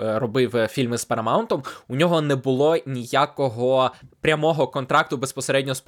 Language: Ukrainian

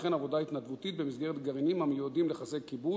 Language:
Hebrew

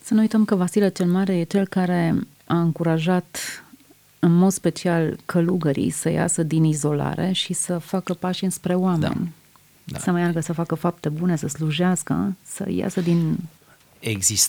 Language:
Romanian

